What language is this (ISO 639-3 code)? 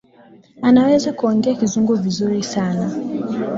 swa